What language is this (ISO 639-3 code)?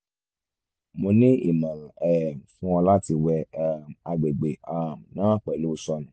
yor